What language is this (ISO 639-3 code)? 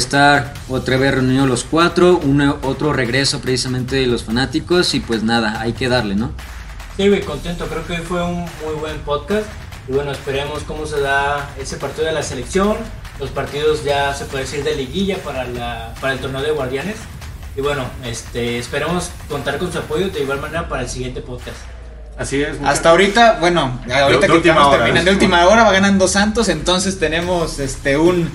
spa